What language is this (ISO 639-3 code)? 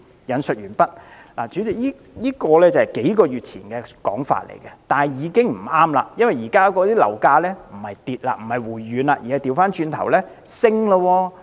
yue